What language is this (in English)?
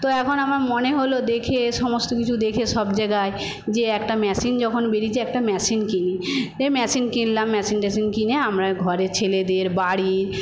Bangla